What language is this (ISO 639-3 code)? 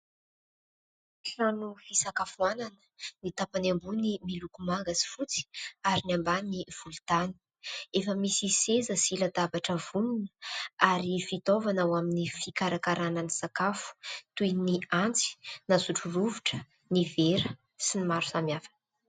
mlg